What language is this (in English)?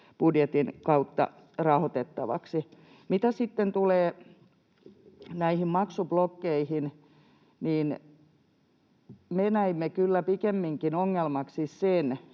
Finnish